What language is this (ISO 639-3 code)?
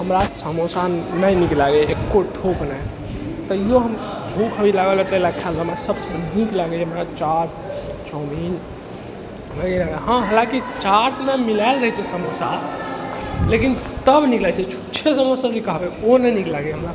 mai